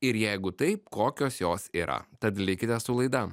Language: Lithuanian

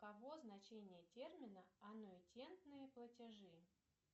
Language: Russian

